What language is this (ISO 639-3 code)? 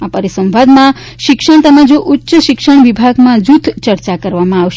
guj